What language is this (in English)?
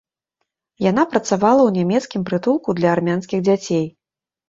Belarusian